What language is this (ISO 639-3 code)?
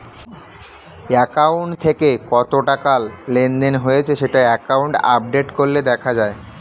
ben